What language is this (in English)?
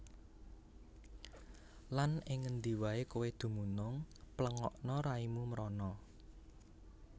Javanese